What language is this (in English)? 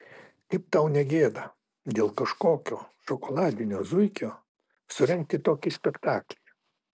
Lithuanian